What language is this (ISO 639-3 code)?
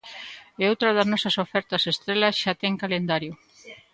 glg